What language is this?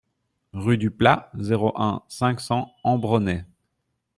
French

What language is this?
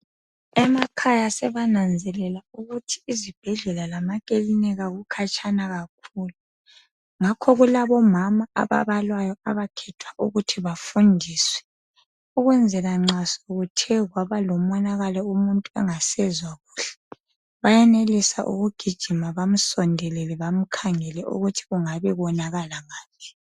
North Ndebele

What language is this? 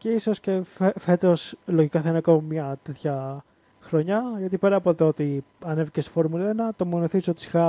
Greek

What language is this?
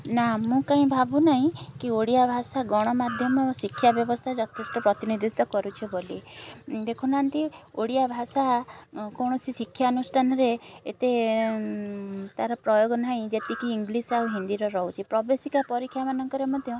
Odia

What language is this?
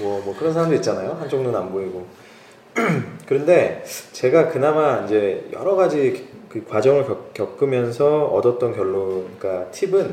Korean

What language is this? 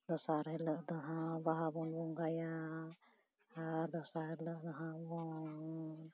Santali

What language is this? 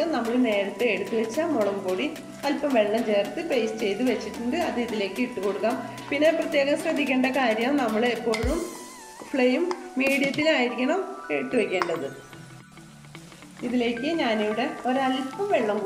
Turkish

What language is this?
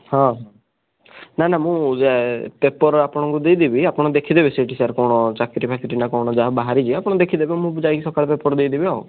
Odia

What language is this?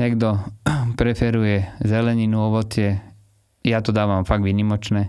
Slovak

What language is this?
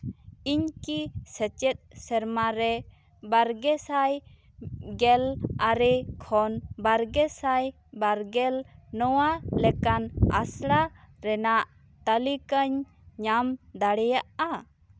Santali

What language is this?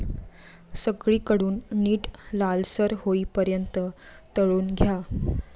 Marathi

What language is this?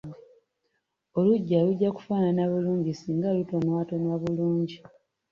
Ganda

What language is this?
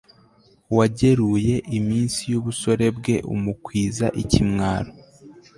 Kinyarwanda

